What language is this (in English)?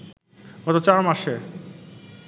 Bangla